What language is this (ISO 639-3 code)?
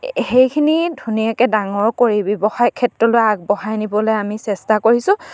asm